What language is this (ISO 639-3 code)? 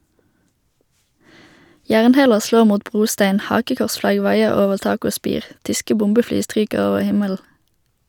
nor